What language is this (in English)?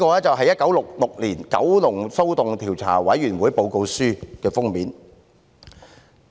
Cantonese